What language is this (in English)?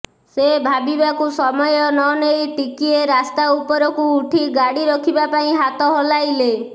Odia